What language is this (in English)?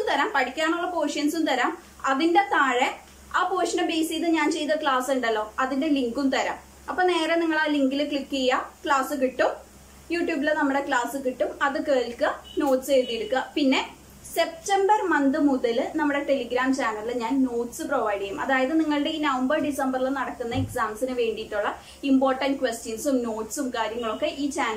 Romanian